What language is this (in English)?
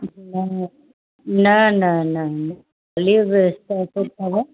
Sindhi